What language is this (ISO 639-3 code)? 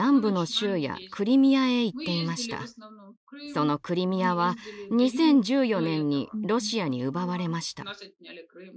jpn